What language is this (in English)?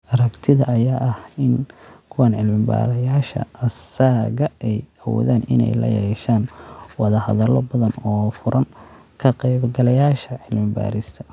Somali